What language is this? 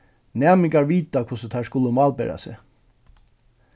Faroese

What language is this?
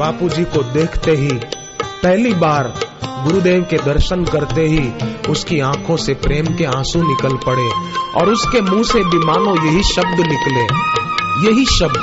Hindi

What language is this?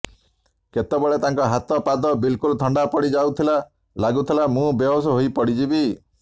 Odia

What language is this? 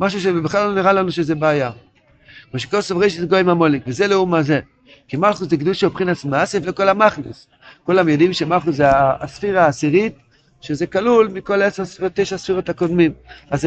Hebrew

